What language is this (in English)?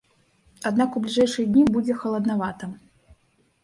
Belarusian